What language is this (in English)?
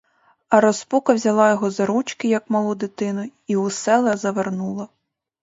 Ukrainian